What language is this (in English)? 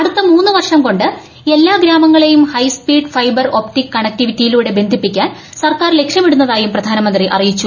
Malayalam